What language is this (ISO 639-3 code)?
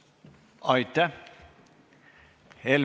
est